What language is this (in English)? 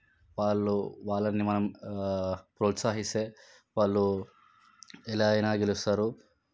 Telugu